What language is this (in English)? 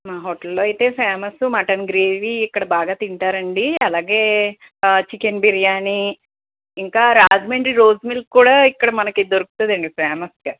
Telugu